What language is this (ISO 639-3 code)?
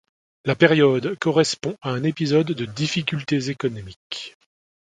fra